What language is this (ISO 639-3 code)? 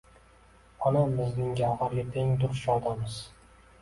uzb